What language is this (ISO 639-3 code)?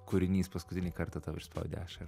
lit